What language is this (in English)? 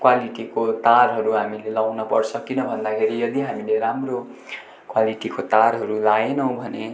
Nepali